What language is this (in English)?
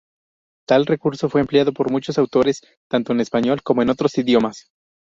Spanish